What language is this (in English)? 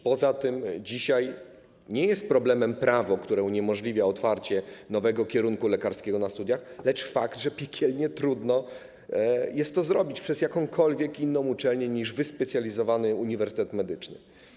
Polish